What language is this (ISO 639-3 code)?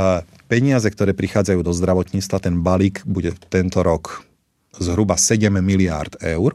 slk